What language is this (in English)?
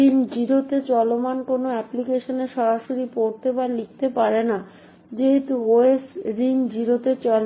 Bangla